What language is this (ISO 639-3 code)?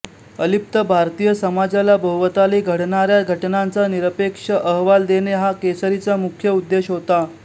mar